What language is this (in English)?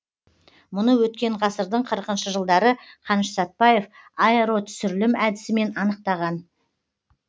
Kazakh